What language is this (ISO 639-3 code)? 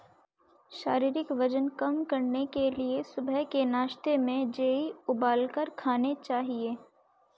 hin